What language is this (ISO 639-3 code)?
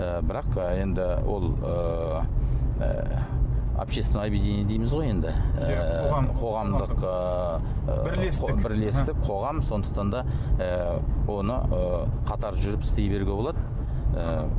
kaz